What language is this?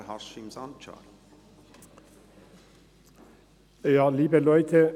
Swiss German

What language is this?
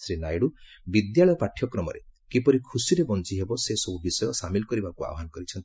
Odia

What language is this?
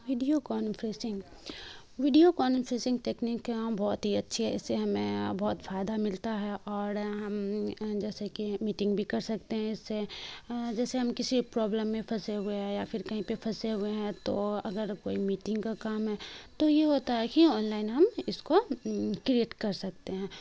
Urdu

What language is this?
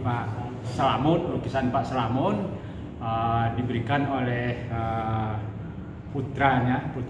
Indonesian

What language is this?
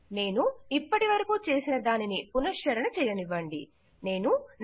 Telugu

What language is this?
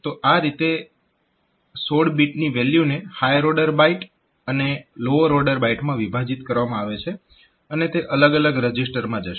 Gujarati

